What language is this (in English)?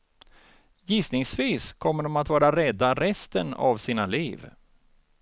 Swedish